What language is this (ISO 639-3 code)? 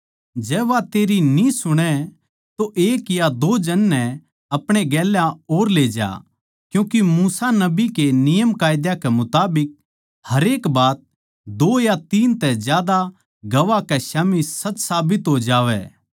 bgc